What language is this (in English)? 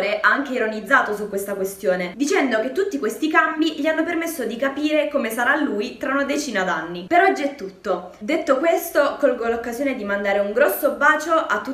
Italian